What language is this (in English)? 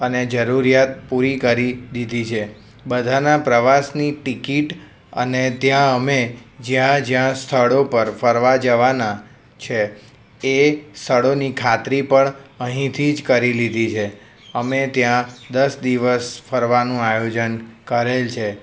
Gujarati